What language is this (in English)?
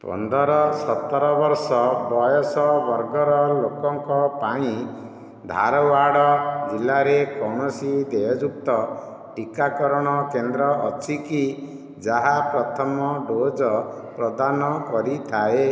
Odia